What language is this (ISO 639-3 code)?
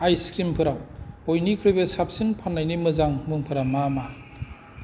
brx